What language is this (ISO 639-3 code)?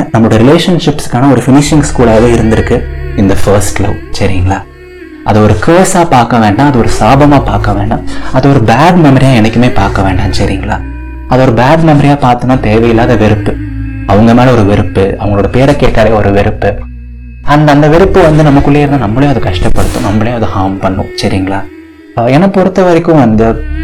tam